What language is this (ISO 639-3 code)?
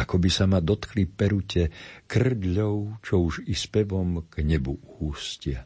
slk